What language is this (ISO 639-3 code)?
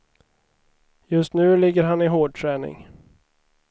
swe